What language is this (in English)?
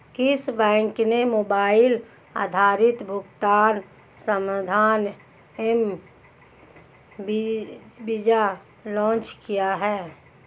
Hindi